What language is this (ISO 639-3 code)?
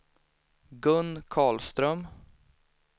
swe